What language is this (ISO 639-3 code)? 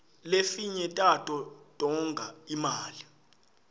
ssw